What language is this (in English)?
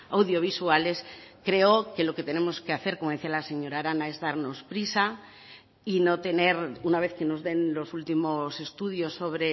Spanish